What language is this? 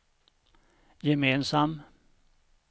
Swedish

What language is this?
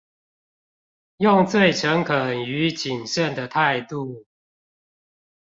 Chinese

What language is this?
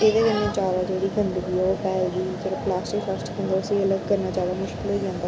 Dogri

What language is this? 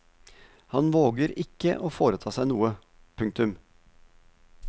Norwegian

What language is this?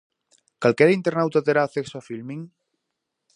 Galician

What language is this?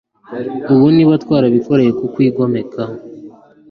Kinyarwanda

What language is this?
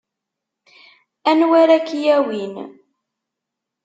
Kabyle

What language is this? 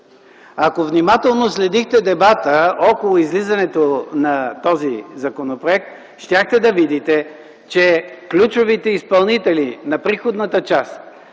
Bulgarian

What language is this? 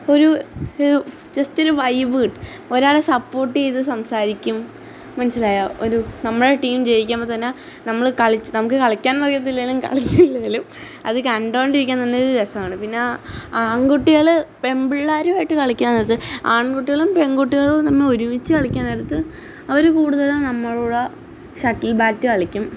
Malayalam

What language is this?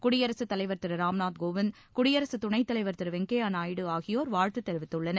Tamil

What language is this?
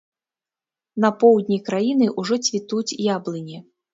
Belarusian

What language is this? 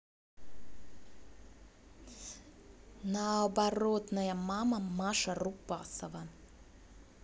Russian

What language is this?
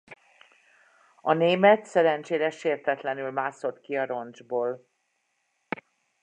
Hungarian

